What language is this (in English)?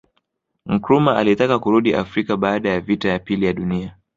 Swahili